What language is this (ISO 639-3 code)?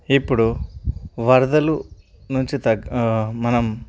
tel